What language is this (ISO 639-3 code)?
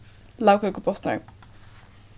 fao